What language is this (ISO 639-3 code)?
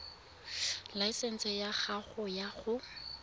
tsn